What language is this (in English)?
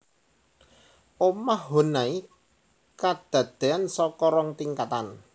Javanese